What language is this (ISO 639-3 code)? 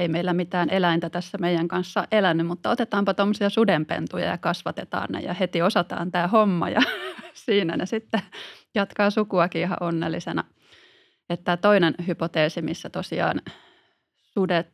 fin